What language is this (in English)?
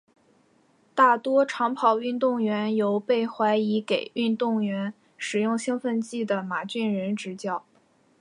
Chinese